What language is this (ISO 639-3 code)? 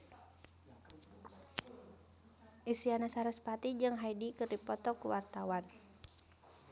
sun